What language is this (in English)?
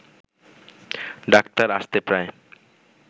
Bangla